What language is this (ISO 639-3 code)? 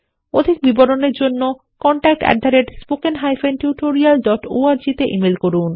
ben